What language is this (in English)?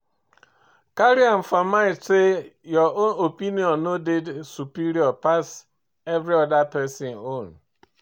Nigerian Pidgin